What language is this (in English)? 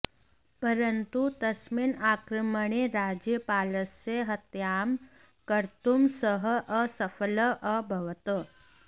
Sanskrit